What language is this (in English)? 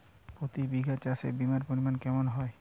Bangla